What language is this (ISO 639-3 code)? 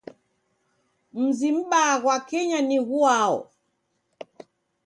dav